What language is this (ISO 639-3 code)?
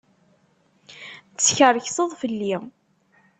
kab